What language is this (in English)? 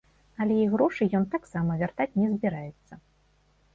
Belarusian